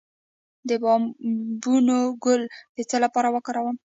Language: Pashto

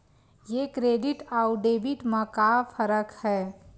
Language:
Chhattisgarhi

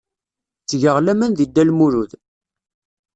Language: Kabyle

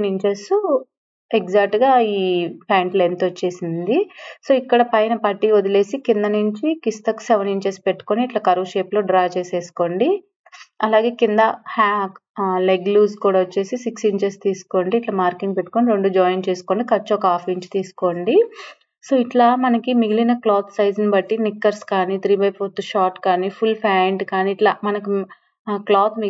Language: Telugu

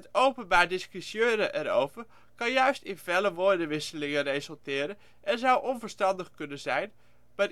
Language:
Dutch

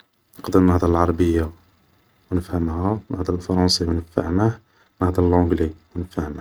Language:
Algerian Arabic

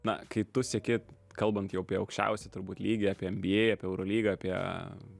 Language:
Lithuanian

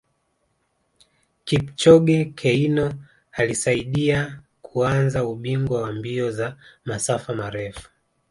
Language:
Swahili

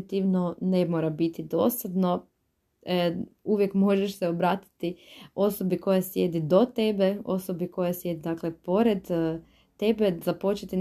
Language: Croatian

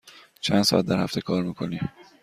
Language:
Persian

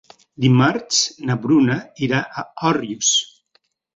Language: Catalan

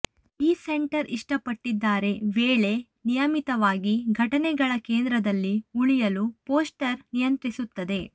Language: Kannada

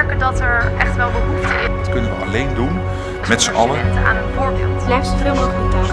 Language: Dutch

